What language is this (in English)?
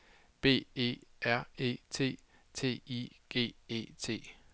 Danish